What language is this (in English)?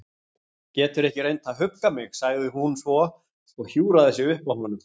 Icelandic